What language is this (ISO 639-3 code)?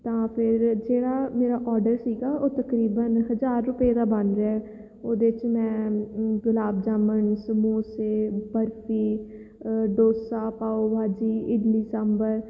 pan